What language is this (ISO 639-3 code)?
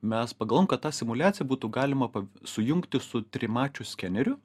lit